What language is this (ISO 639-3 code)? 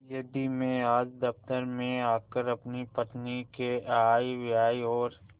hin